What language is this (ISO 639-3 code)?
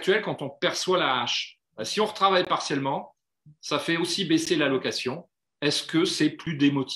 fra